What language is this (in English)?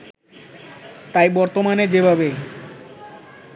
Bangla